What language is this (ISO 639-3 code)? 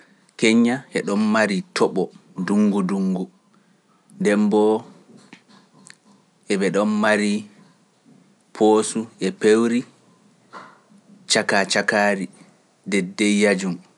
fuf